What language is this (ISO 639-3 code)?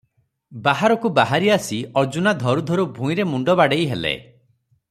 ori